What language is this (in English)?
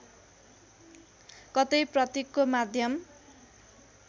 Nepali